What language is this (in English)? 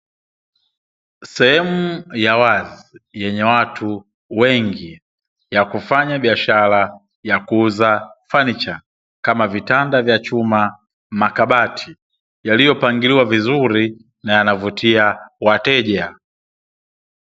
Swahili